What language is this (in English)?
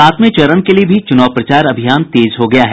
Hindi